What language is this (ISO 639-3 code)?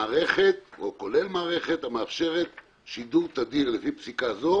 heb